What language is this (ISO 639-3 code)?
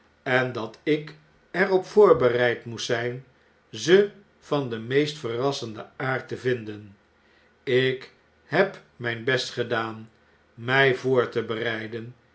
nld